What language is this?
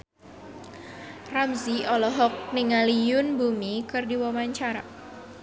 Sundanese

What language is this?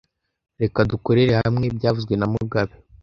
Kinyarwanda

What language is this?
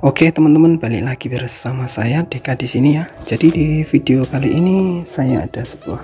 Indonesian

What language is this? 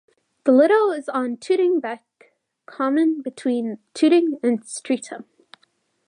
English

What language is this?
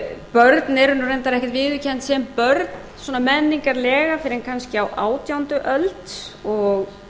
Icelandic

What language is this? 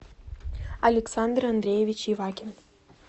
Russian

